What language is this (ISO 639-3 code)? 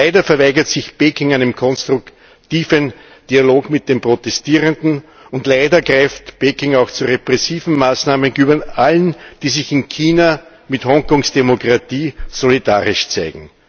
deu